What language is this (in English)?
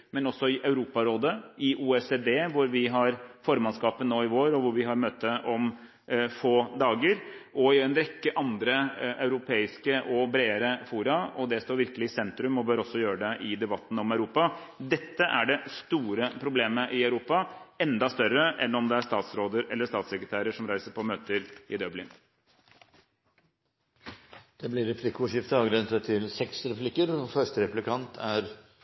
Norwegian Bokmål